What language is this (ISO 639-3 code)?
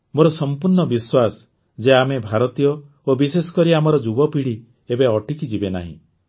ori